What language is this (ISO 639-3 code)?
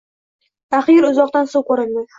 uzb